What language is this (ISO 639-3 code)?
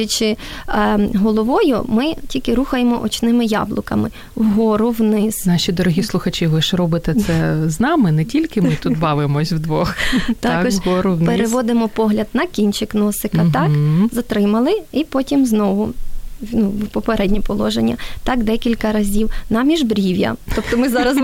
ukr